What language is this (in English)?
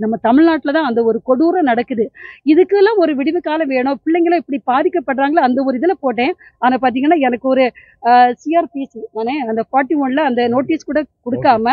Tamil